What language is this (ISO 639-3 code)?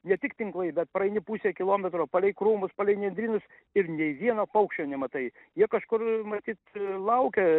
lit